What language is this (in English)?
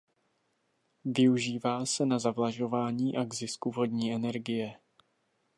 Czech